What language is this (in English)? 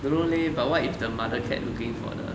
English